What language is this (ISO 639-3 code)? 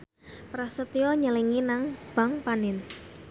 jav